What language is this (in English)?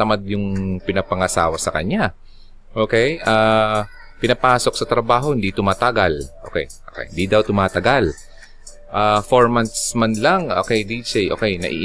Filipino